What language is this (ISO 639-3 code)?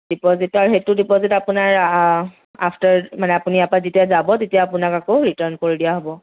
asm